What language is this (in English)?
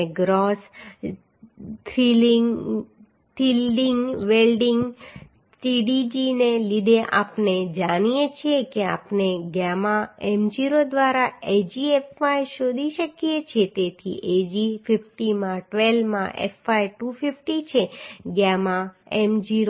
Gujarati